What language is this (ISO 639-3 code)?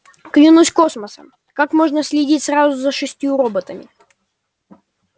rus